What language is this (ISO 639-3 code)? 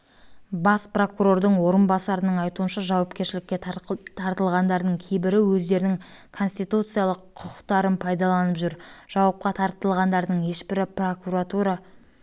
kaz